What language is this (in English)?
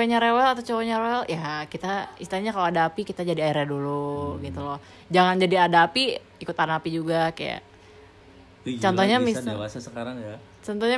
Indonesian